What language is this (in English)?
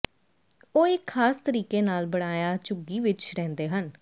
Punjabi